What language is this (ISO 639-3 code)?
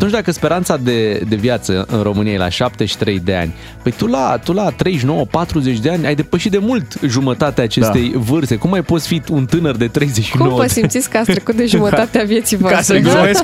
ron